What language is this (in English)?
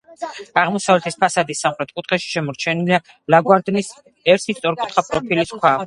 Georgian